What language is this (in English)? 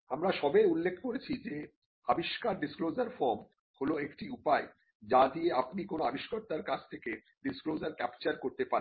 Bangla